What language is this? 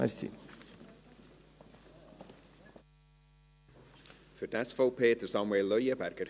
Swiss German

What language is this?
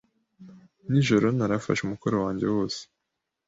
Kinyarwanda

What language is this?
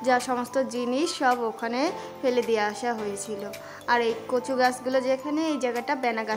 Hindi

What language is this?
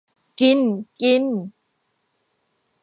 Thai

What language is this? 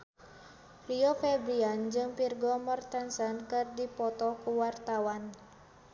Sundanese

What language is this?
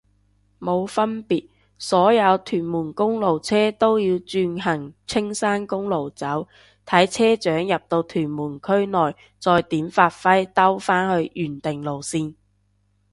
Cantonese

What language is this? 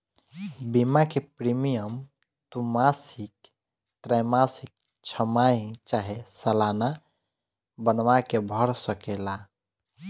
Bhojpuri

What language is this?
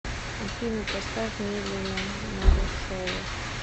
Russian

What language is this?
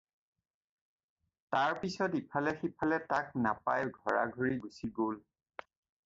Assamese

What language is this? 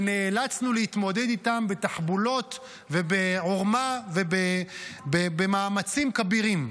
Hebrew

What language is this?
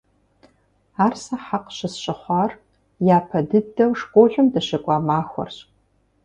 Kabardian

